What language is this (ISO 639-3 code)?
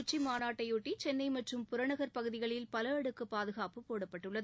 tam